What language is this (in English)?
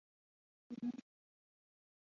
Chinese